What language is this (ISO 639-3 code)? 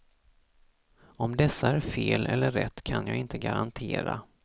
swe